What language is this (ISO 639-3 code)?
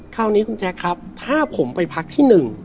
tha